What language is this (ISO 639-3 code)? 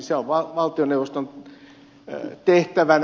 fin